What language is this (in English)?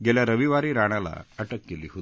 Marathi